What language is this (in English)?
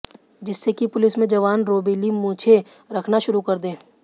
Hindi